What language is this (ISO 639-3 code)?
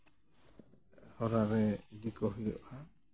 sat